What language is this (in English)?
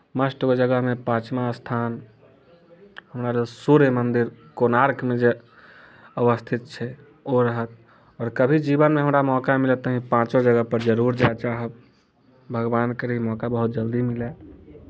Maithili